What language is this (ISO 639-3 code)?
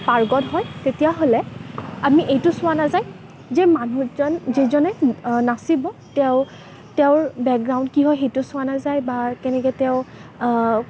asm